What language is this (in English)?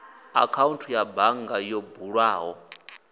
Venda